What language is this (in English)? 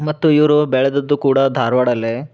Kannada